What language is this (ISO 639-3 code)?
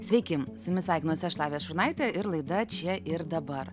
lit